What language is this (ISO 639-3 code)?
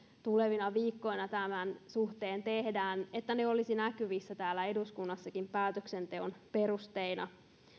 fin